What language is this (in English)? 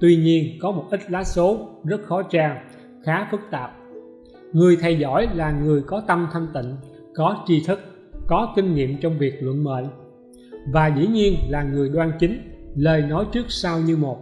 Vietnamese